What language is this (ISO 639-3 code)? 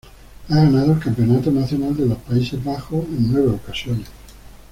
spa